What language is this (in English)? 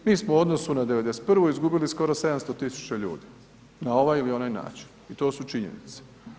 Croatian